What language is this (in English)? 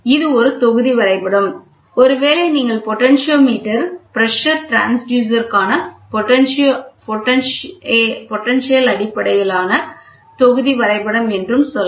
Tamil